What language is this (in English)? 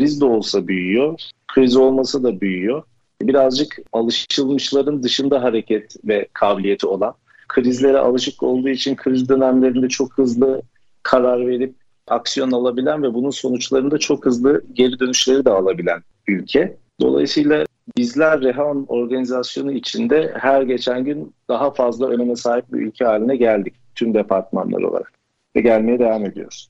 Turkish